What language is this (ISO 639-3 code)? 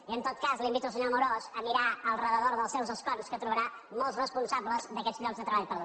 cat